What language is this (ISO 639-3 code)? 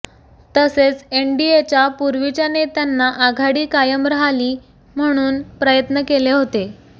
mar